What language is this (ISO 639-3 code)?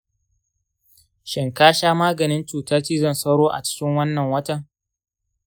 hau